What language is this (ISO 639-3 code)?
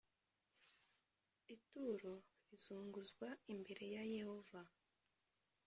kin